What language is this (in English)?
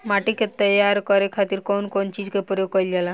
Bhojpuri